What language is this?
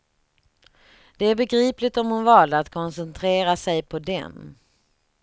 Swedish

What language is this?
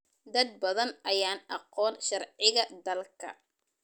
Somali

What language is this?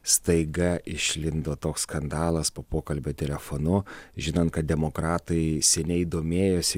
Lithuanian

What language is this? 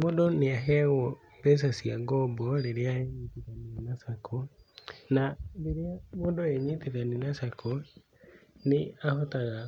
Kikuyu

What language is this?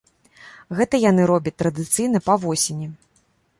Belarusian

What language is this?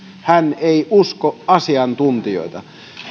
Finnish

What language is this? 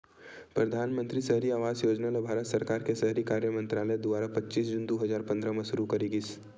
Chhattisgarhi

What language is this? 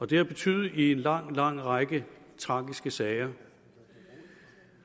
Danish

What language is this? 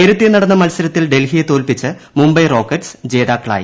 Malayalam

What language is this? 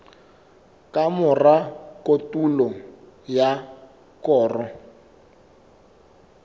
Southern Sotho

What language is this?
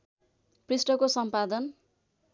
Nepali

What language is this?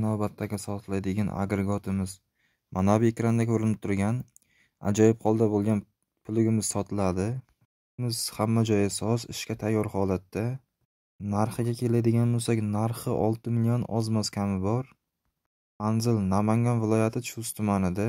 Turkish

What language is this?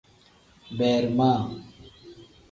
Tem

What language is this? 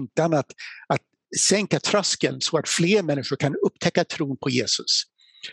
Swedish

